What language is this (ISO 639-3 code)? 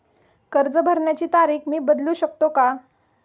mar